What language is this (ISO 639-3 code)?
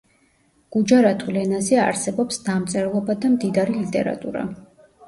kat